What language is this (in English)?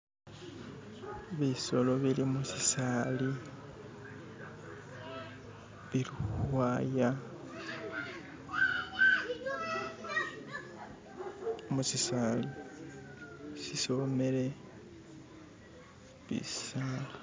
Masaaba